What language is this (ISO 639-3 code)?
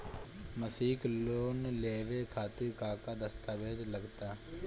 bho